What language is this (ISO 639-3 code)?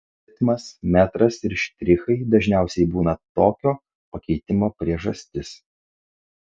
lit